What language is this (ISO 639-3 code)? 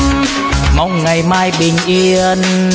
vie